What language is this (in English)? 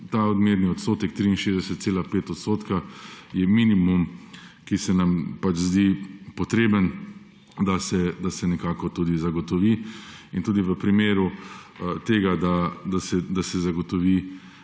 Slovenian